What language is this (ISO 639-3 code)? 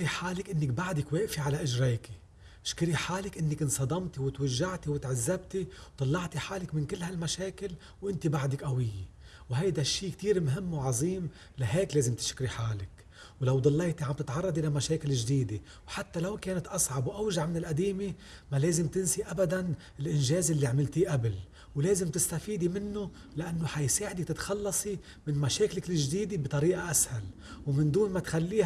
ara